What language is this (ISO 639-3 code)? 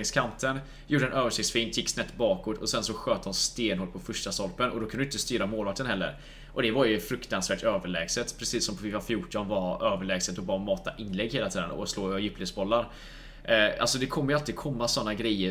swe